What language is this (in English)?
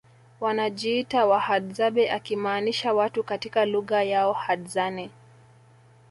Swahili